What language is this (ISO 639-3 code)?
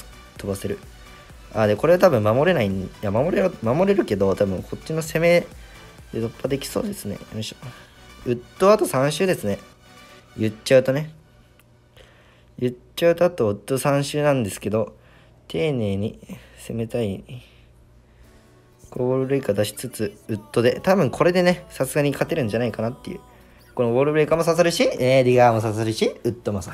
jpn